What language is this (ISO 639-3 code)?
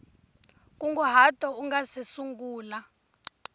tso